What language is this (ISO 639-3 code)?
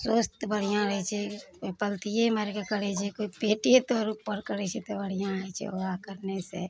mai